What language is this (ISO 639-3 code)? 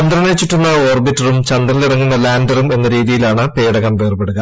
mal